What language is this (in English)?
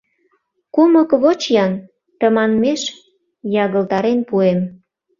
Mari